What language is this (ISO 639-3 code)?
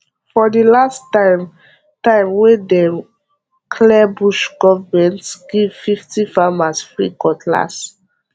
pcm